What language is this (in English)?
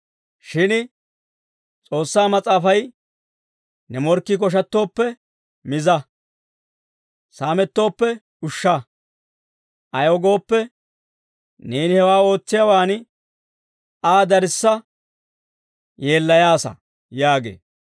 Dawro